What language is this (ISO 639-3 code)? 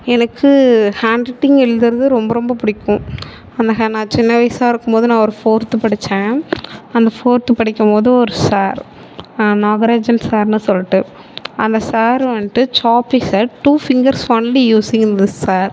tam